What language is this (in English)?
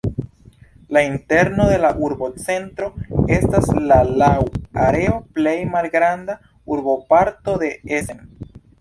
Esperanto